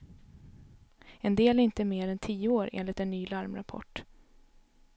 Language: Swedish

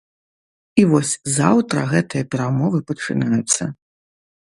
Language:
Belarusian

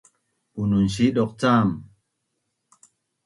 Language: Bunun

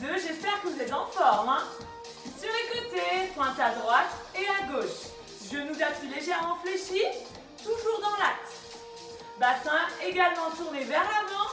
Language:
French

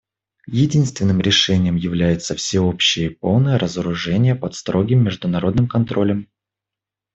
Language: Russian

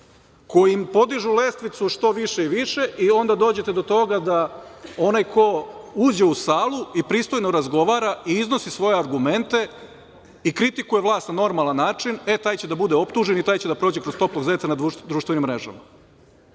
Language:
Serbian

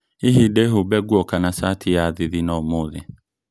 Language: Kikuyu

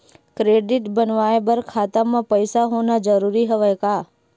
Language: Chhattisgarhi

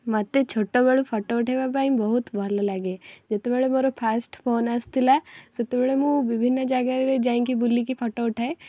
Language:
Odia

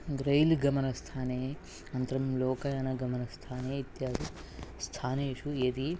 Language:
Sanskrit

